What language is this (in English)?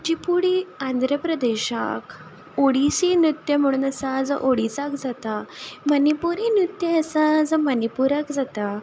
Konkani